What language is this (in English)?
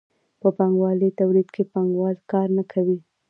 Pashto